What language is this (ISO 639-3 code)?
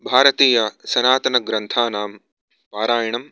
san